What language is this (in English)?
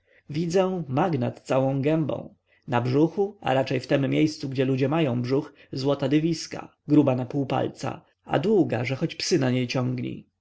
Polish